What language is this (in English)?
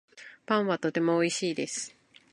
Japanese